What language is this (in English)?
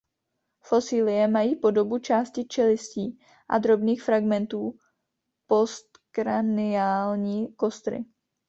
Czech